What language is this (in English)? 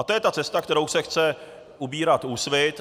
Czech